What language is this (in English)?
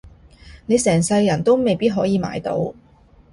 Cantonese